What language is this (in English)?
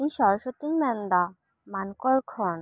Santali